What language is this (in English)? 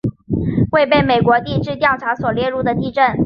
Chinese